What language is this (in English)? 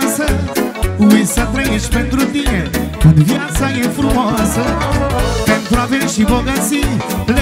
Romanian